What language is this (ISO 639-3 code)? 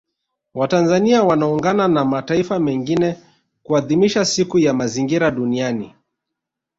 swa